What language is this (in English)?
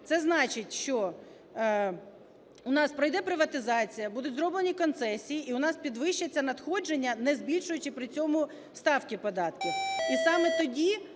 Ukrainian